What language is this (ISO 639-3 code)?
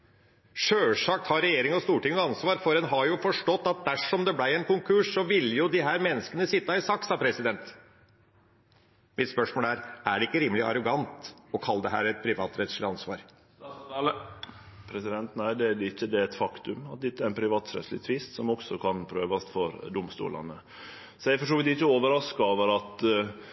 nor